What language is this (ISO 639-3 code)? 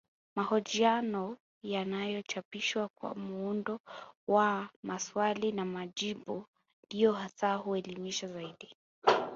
swa